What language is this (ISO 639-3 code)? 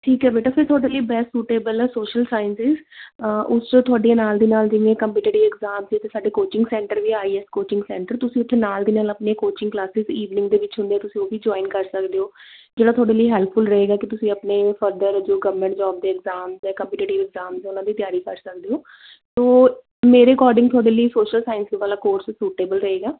pan